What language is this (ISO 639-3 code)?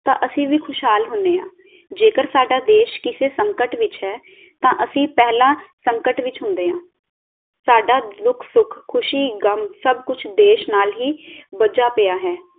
pan